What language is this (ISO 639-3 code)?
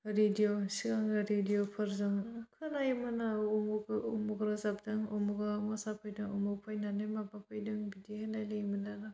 brx